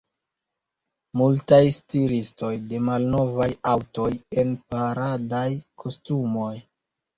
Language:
Esperanto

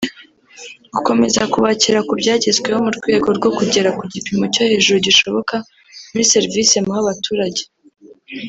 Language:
Kinyarwanda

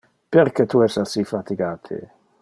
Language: Interlingua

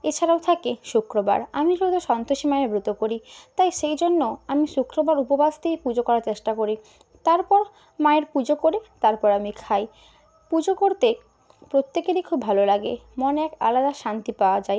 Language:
Bangla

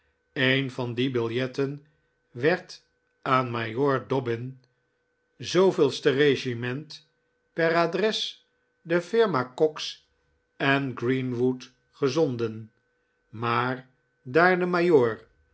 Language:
Dutch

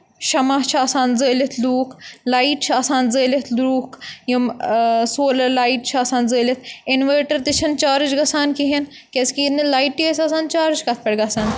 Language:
Kashmiri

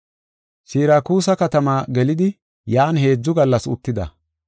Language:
Gofa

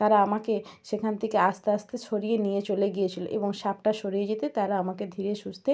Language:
Bangla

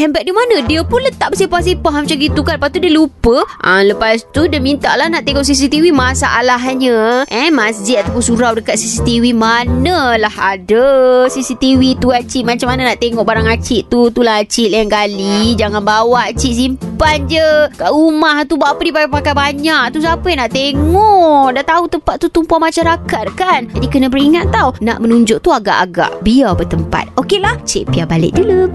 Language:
Malay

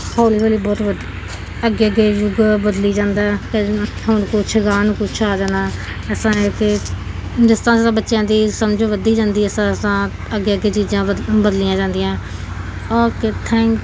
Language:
Punjabi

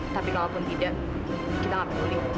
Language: Indonesian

